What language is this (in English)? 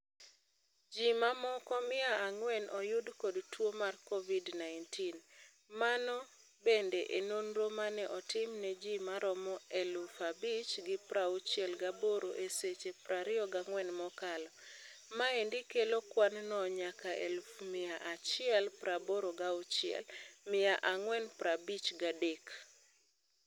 Luo (Kenya and Tanzania)